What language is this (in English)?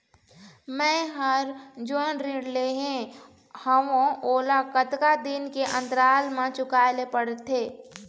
Chhattisgarhi